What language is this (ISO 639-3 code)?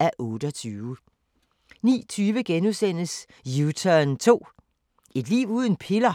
dan